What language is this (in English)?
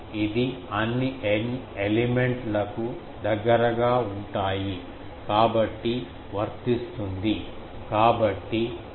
Telugu